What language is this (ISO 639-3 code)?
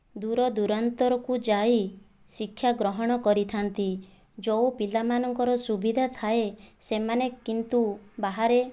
ori